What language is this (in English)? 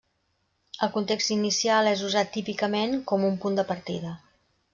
Catalan